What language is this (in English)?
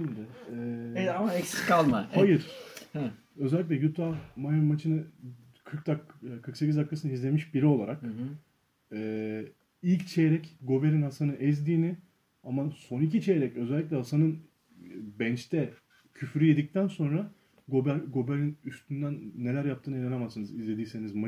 Turkish